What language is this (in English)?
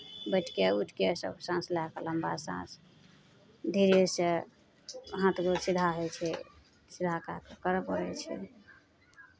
Maithili